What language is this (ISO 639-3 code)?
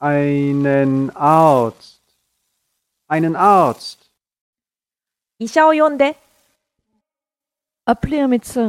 jpn